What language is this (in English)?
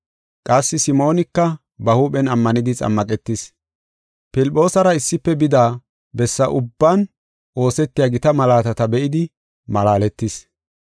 Gofa